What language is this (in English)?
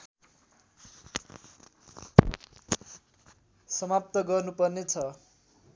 Nepali